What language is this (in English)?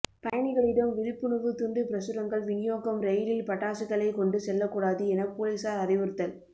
Tamil